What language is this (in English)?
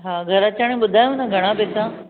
Sindhi